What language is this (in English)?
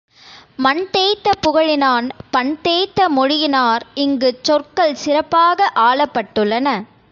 Tamil